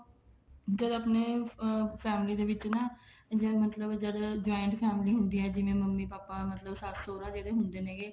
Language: Punjabi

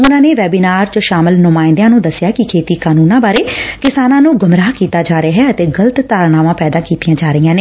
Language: Punjabi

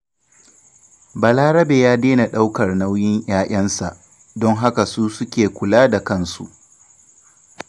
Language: Hausa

